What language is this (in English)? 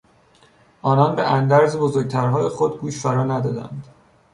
Persian